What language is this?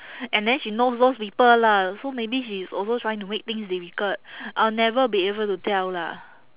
English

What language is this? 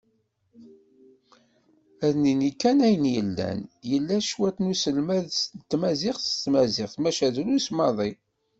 Kabyle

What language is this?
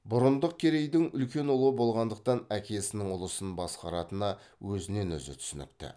Kazakh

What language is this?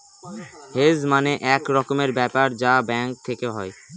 Bangla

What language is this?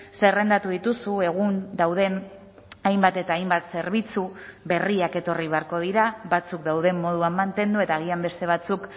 Basque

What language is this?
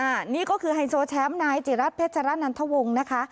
Thai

